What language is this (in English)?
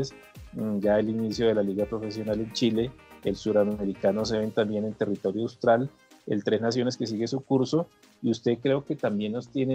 Spanish